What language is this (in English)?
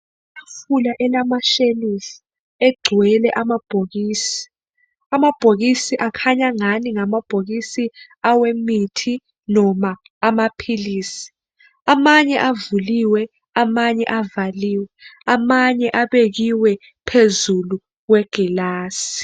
North Ndebele